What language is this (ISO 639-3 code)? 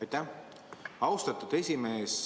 est